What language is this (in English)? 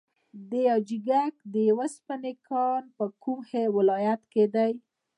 Pashto